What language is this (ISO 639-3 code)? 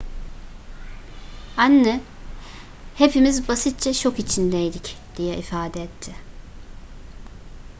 tur